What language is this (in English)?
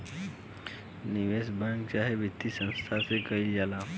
Bhojpuri